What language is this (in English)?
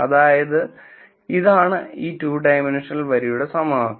Malayalam